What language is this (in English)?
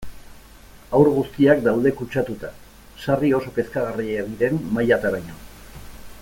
Basque